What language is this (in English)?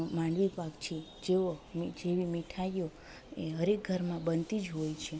Gujarati